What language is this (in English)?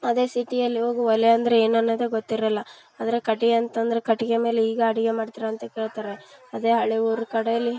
Kannada